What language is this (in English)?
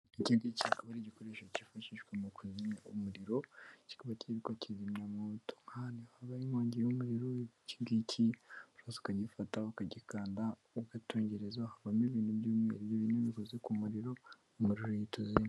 Kinyarwanda